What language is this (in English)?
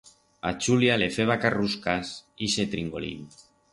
Aragonese